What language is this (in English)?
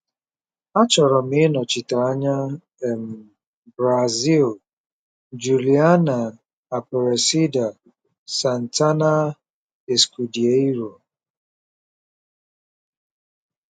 Igbo